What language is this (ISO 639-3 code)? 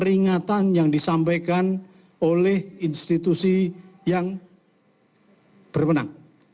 ind